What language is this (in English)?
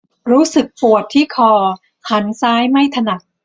Thai